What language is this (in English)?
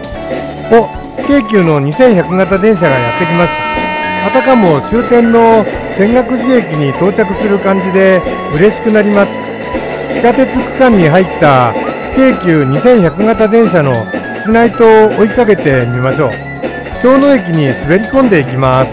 Japanese